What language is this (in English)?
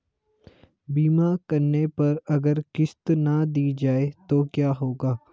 Hindi